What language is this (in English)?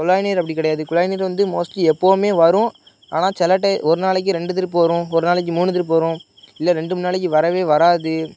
Tamil